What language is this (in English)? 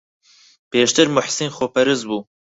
Central Kurdish